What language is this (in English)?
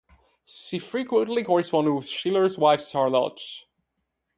English